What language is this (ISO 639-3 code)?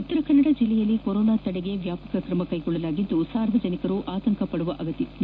kan